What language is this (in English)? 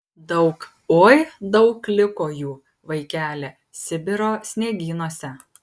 Lithuanian